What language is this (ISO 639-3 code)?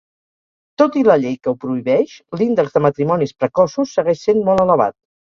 cat